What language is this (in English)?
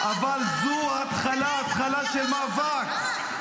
Hebrew